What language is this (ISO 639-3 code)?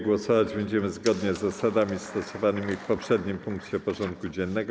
pol